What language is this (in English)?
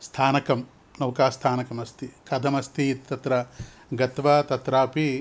Sanskrit